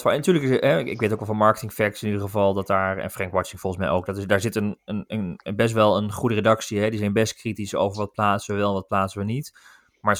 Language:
Dutch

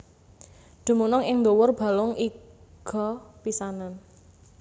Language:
Javanese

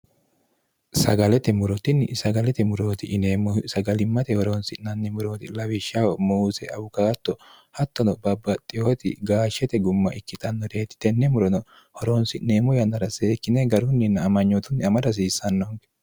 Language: Sidamo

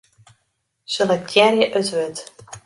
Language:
Western Frisian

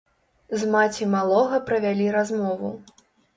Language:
Belarusian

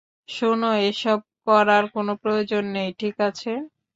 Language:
Bangla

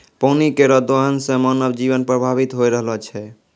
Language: Maithili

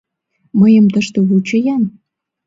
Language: Mari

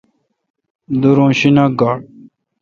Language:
Kalkoti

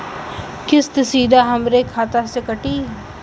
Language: Bhojpuri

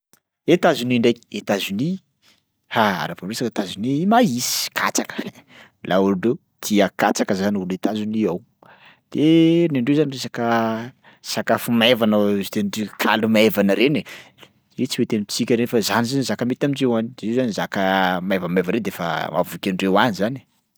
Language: Sakalava Malagasy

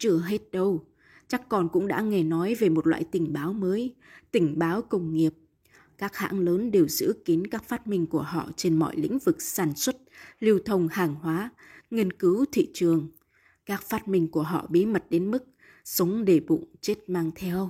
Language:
Vietnamese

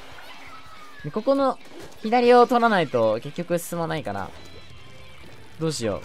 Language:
Japanese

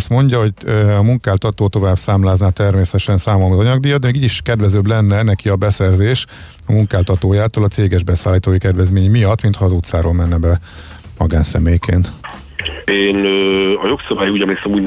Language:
Hungarian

